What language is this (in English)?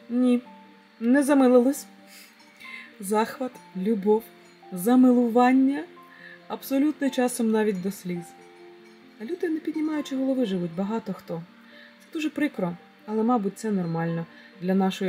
Ukrainian